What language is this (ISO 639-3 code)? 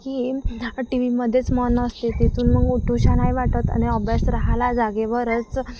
mar